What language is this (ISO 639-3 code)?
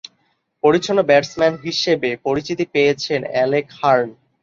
ben